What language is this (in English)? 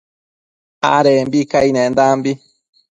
Matsés